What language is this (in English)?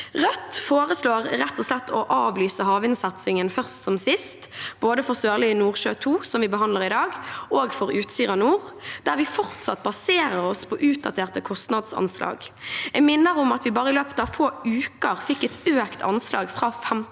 Norwegian